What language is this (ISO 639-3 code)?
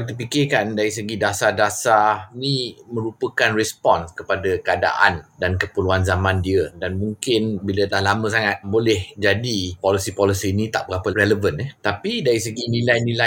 msa